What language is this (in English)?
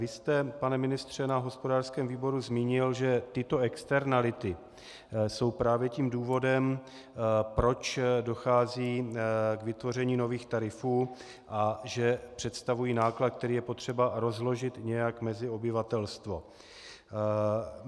Czech